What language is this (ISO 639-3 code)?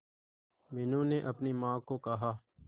hin